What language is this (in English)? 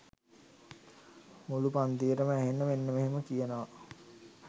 Sinhala